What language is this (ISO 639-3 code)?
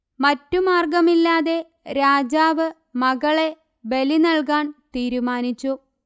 mal